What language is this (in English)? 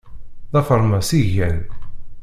Kabyle